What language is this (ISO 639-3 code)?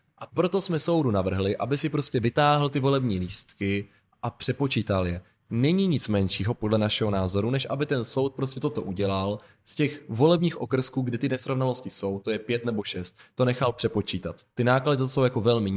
ces